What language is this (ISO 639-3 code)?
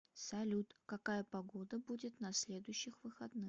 rus